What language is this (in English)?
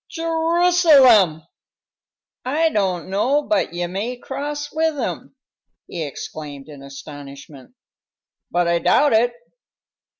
English